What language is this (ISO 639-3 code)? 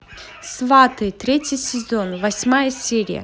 rus